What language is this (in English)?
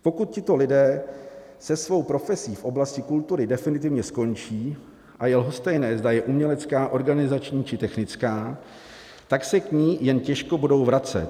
Czech